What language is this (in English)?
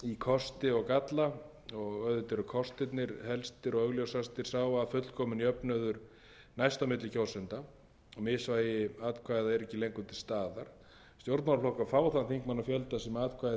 Icelandic